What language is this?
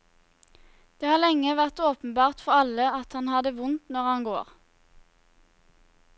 Norwegian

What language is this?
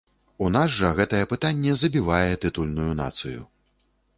Belarusian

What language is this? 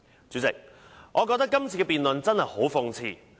Cantonese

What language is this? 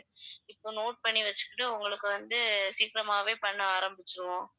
Tamil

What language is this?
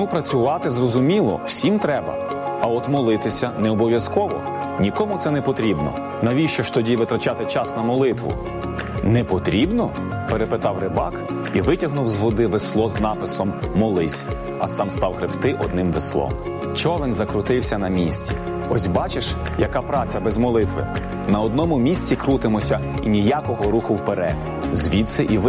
Ukrainian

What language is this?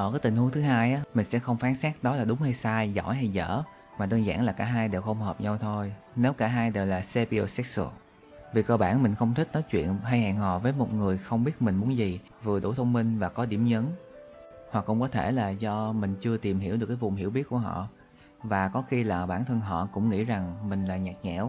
Vietnamese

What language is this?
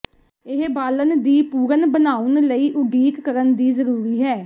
Punjabi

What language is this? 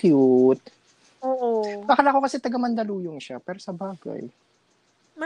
Filipino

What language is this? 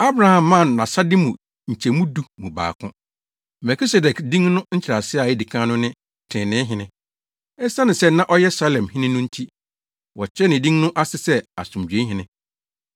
Akan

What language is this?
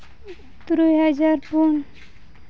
Santali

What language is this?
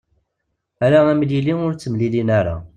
Kabyle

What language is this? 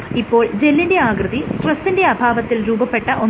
Malayalam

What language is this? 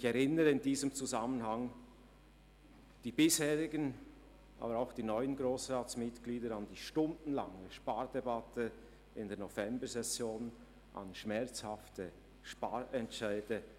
Swiss German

